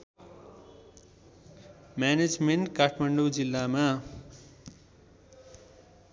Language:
Nepali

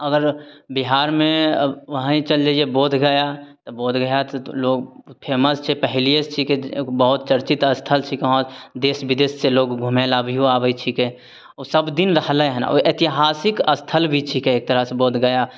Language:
Maithili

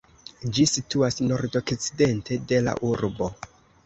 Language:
Esperanto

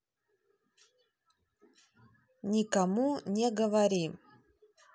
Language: Russian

